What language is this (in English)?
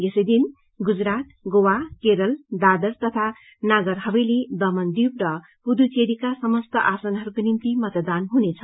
Nepali